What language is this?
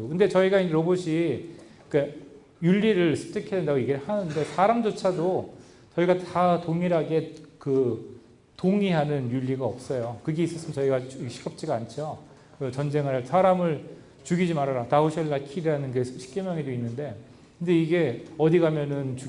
Korean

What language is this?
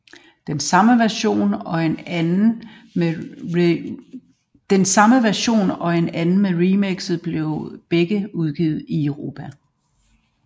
Danish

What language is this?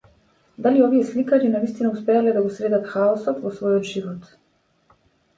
Macedonian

